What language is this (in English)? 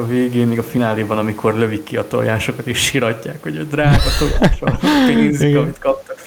Hungarian